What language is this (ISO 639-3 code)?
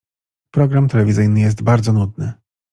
pol